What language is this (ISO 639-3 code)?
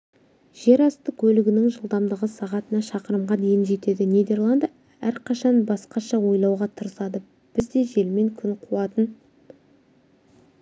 kaz